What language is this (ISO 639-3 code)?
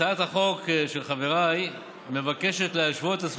heb